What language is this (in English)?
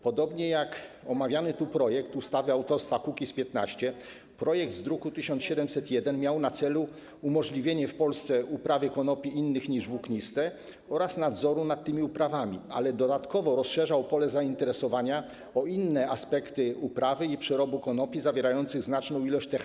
Polish